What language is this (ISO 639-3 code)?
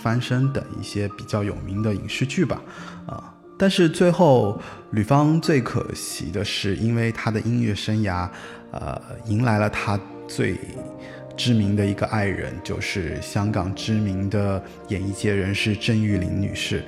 zho